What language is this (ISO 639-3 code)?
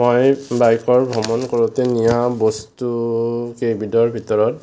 asm